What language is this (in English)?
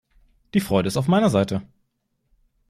German